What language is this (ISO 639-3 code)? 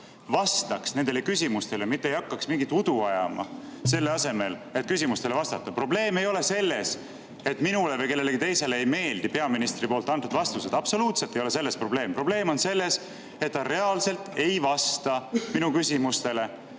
est